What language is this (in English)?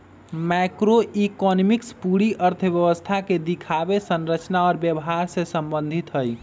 Magahi